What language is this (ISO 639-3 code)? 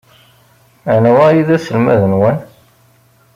kab